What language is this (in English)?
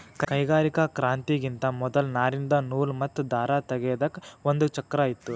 Kannada